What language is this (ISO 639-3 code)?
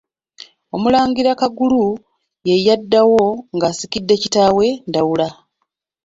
lug